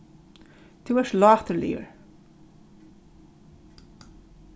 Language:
Faroese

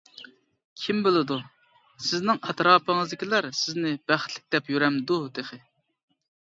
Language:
Uyghur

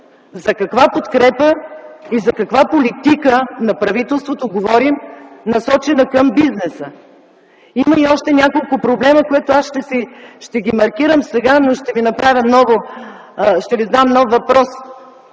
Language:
Bulgarian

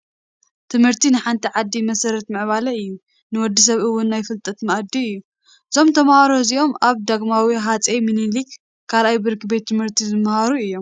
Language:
Tigrinya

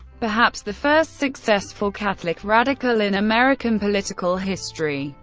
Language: English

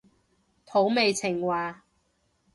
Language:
Cantonese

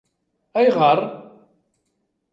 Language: Kabyle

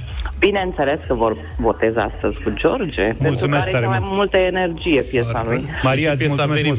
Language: Romanian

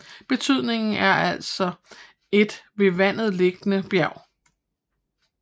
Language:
Danish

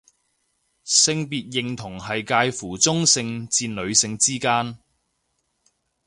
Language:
Cantonese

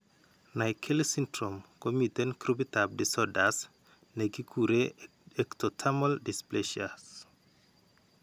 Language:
Kalenjin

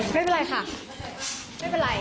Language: Thai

